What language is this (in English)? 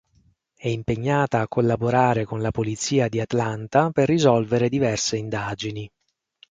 Italian